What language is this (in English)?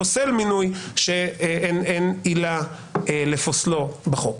Hebrew